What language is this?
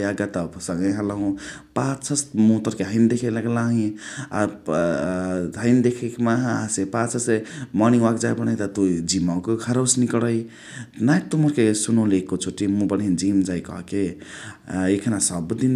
Chitwania Tharu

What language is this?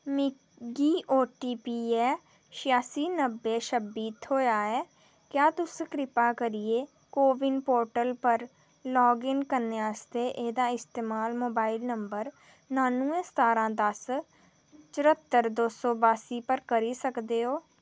Dogri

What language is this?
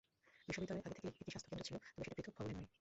Bangla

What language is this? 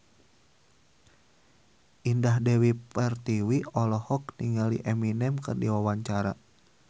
Sundanese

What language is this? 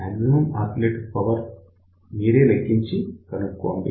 Telugu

